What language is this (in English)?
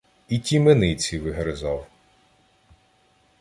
Ukrainian